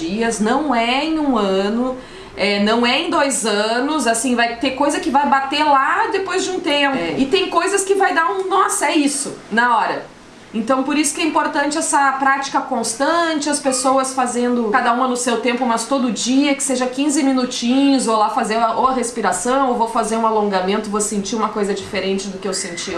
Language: Portuguese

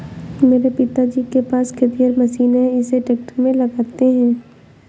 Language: Hindi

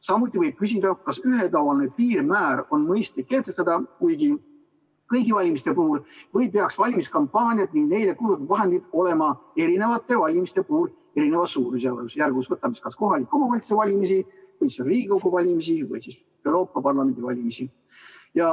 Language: Estonian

